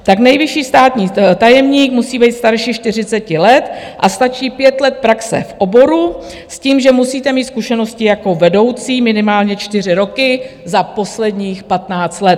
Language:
Czech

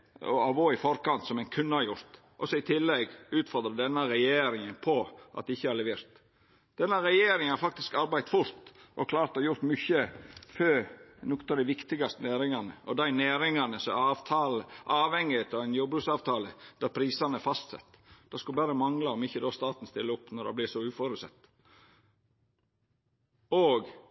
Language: Norwegian Nynorsk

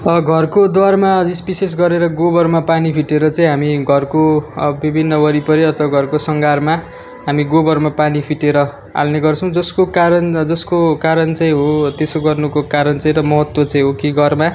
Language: Nepali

